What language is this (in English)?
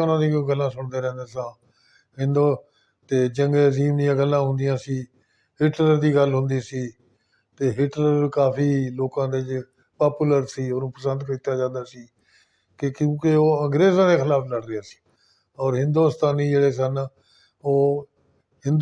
Punjabi